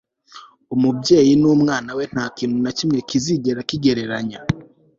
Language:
Kinyarwanda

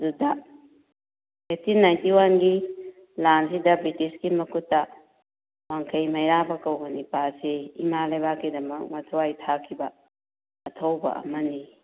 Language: Manipuri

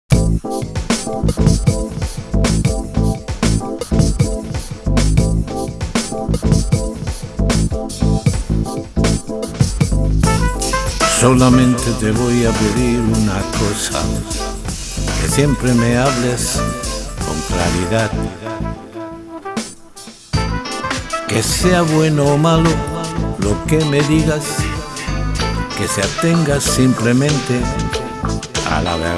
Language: Spanish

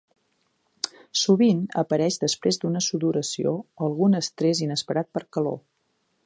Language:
Catalan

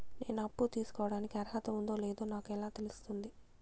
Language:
Telugu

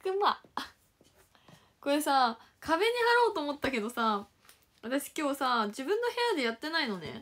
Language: Japanese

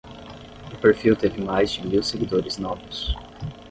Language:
Portuguese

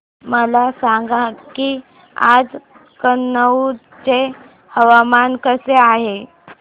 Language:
Marathi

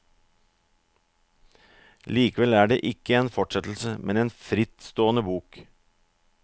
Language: Norwegian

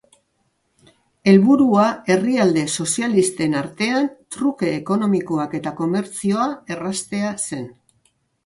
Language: Basque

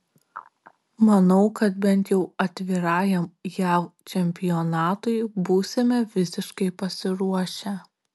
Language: Lithuanian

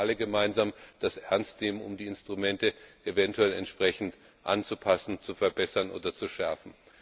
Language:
German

